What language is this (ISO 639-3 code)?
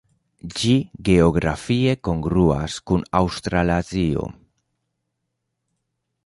epo